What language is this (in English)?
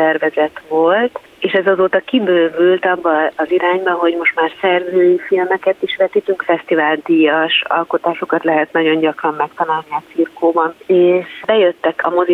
Hungarian